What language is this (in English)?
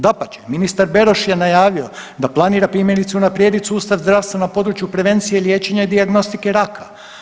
Croatian